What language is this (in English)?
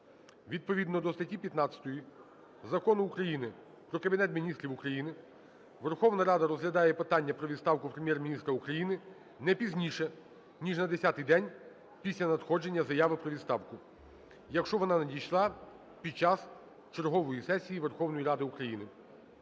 Ukrainian